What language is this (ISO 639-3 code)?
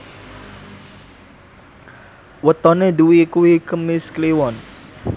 jav